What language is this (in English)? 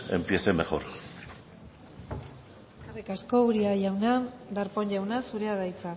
Basque